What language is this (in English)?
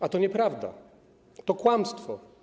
Polish